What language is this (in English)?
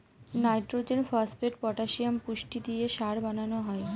Bangla